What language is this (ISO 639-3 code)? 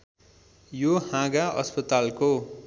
nep